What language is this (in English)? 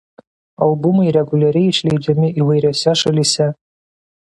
Lithuanian